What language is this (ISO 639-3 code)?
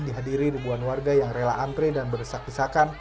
ind